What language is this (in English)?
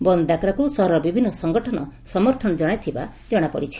Odia